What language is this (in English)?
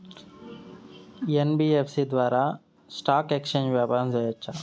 Telugu